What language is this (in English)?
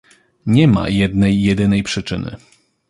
Polish